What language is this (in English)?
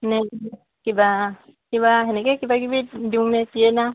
Assamese